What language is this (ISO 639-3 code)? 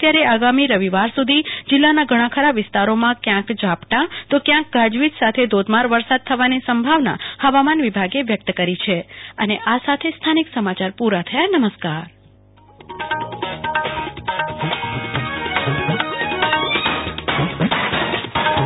guj